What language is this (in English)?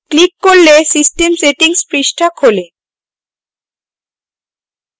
Bangla